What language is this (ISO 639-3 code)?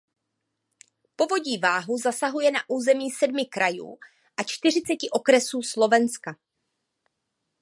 ces